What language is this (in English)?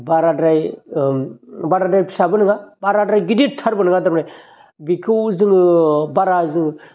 Bodo